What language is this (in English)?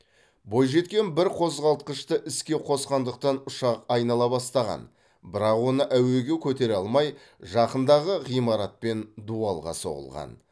Kazakh